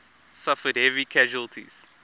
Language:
English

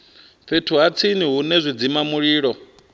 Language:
Venda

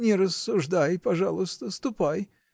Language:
Russian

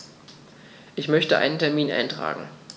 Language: German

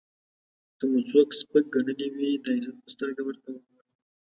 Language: Pashto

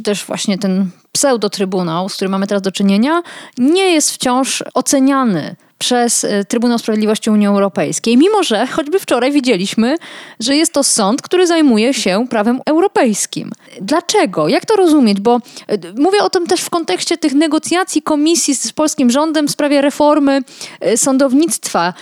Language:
Polish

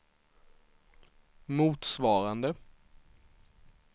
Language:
Swedish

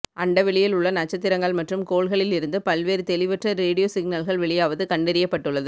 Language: Tamil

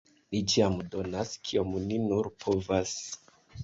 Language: Esperanto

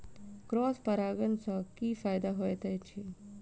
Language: Maithili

